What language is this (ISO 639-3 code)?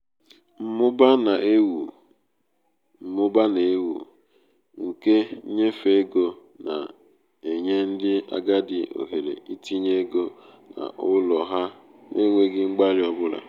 ibo